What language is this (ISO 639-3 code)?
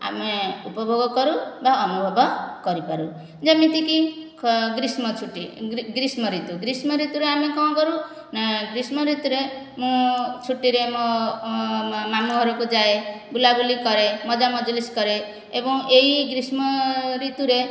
ori